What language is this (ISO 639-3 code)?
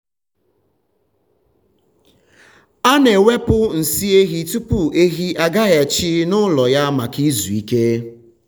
ibo